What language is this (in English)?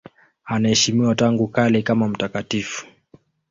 Swahili